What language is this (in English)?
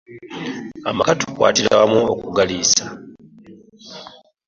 Ganda